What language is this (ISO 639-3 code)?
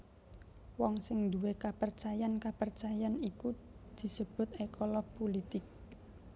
jav